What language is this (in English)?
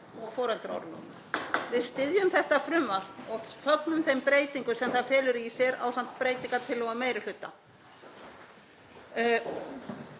Icelandic